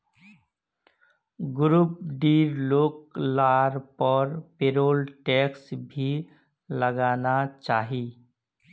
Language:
Magahi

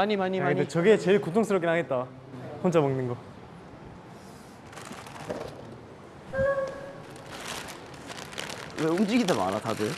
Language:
Korean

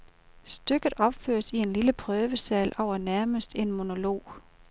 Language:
Danish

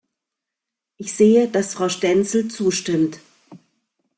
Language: German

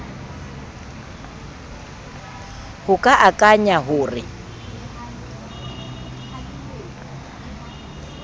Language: Southern Sotho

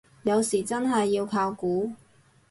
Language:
Cantonese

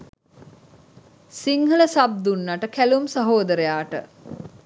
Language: Sinhala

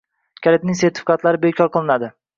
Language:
Uzbek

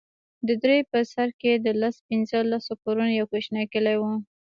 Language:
Pashto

